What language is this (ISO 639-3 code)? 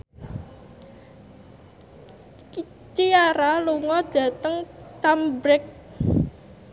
jav